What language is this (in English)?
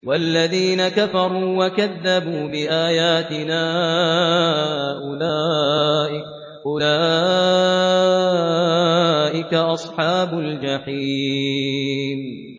Arabic